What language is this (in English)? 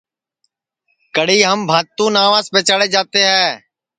Sansi